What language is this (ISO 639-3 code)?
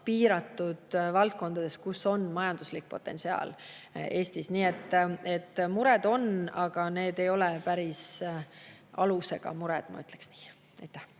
est